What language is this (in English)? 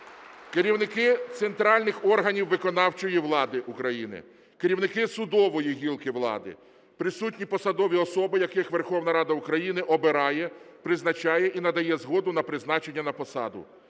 Ukrainian